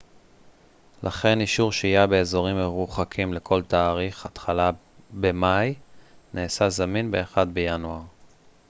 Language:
Hebrew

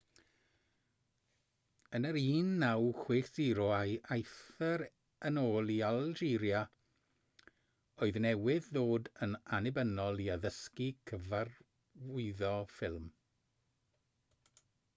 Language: Welsh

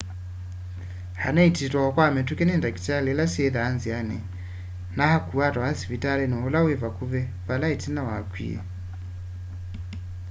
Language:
Kamba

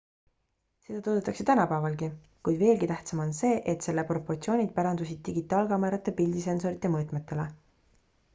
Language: Estonian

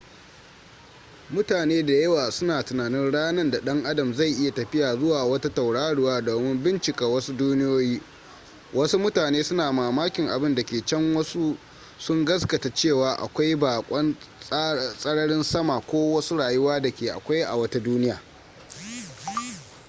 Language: Hausa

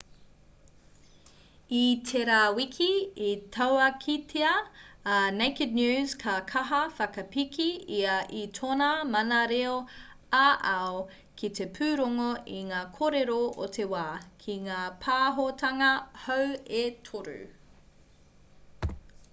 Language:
Māori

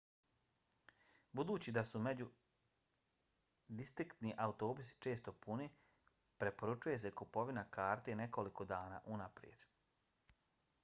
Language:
Bosnian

